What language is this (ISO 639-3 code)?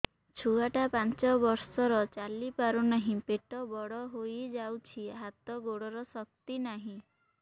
ori